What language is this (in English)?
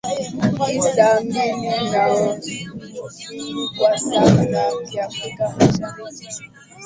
Swahili